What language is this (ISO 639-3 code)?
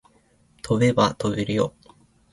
jpn